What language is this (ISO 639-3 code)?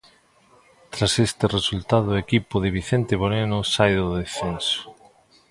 glg